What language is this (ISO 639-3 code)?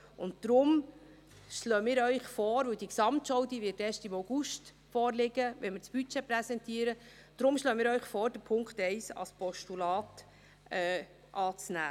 gsw